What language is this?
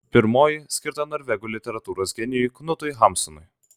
Lithuanian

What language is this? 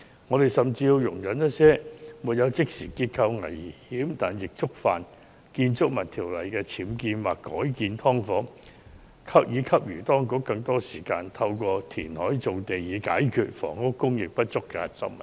Cantonese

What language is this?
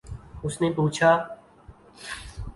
Urdu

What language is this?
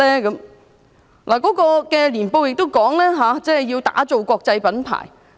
Cantonese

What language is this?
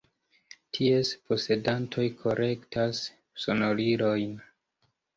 Esperanto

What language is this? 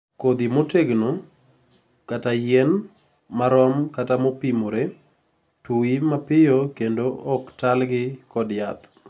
Luo (Kenya and Tanzania)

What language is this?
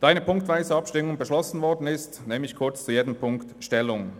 Swiss German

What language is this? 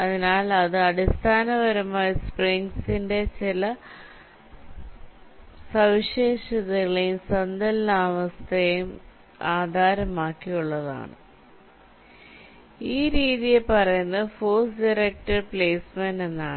Malayalam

